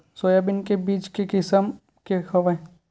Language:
Chhattisgarhi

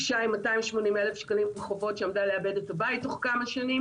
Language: Hebrew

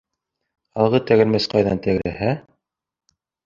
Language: Bashkir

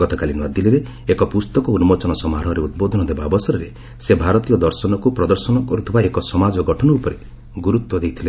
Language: Odia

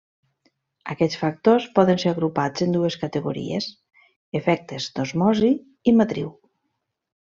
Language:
Catalan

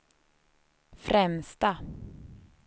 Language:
Swedish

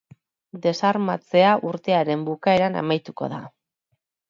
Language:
Basque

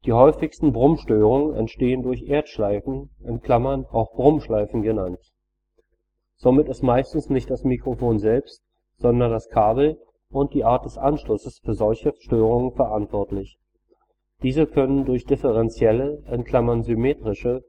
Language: German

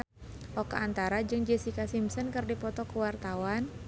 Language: Sundanese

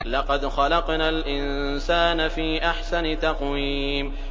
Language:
Arabic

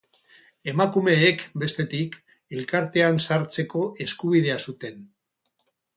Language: Basque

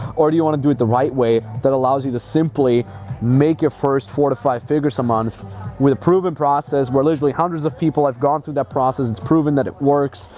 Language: English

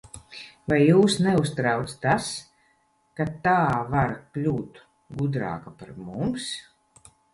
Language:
Latvian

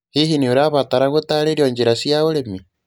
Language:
Kikuyu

